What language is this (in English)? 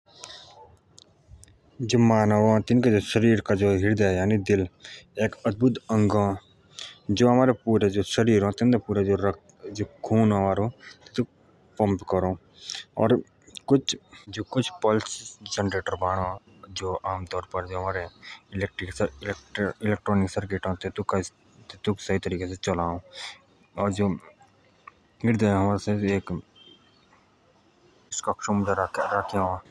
Jaunsari